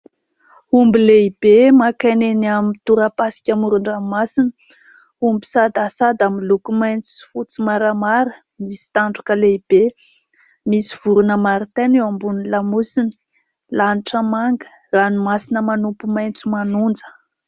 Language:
Malagasy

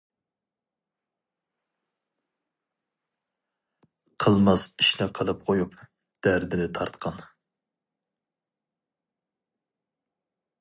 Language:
Uyghur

